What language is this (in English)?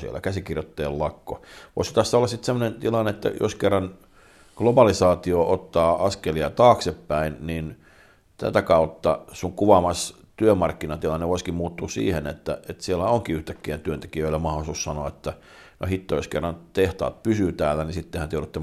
Finnish